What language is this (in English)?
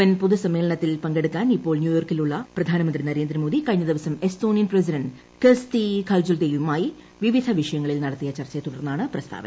Malayalam